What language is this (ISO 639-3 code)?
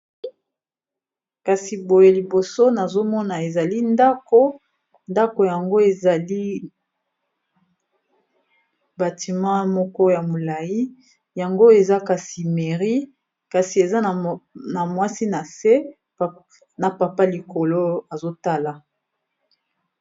lin